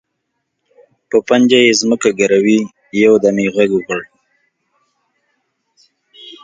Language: Pashto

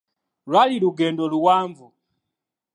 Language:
Ganda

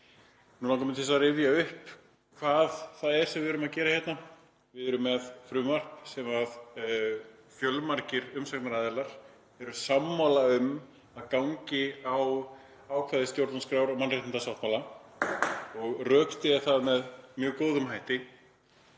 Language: Icelandic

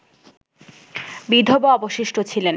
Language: Bangla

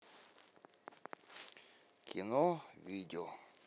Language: Russian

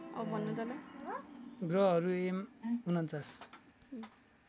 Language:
Nepali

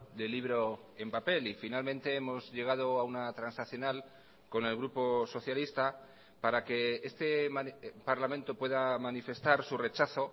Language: Spanish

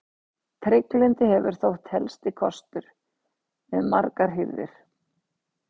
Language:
Icelandic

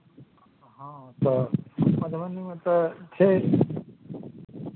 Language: Maithili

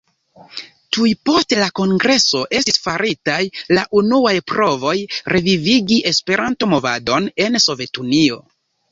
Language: Esperanto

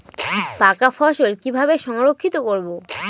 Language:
Bangla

